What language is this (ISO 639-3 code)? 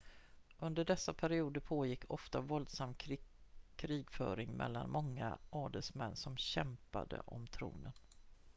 swe